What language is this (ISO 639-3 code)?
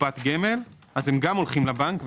heb